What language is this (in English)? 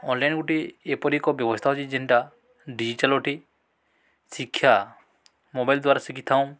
Odia